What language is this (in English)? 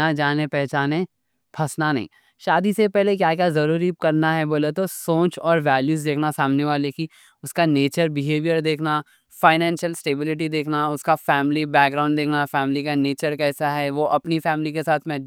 Deccan